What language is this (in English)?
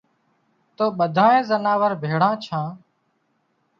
Wadiyara Koli